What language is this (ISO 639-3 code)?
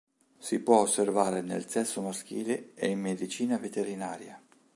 ita